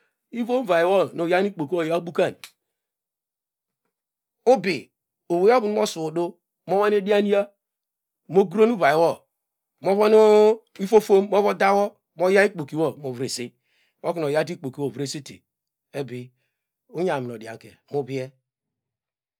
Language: Degema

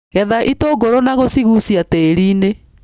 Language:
Kikuyu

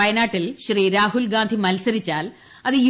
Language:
Malayalam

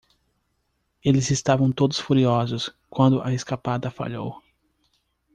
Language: Portuguese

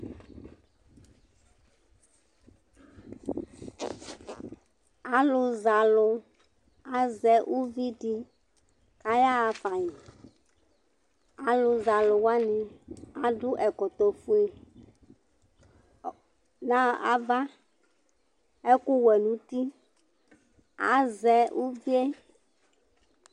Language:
Ikposo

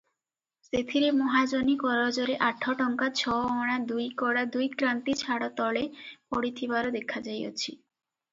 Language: Odia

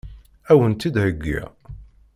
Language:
Kabyle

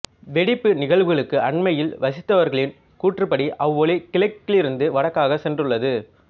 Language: Tamil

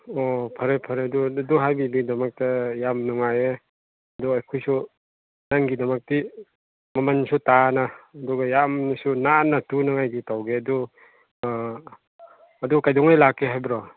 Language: Manipuri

